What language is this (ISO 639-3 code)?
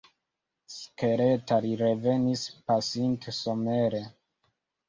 epo